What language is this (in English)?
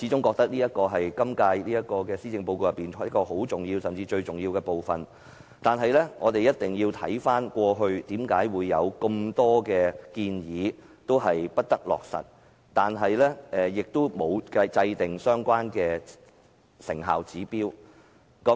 Cantonese